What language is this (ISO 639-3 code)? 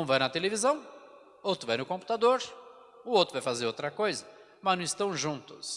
por